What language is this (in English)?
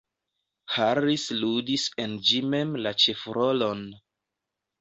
Esperanto